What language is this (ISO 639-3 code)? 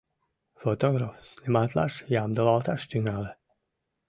chm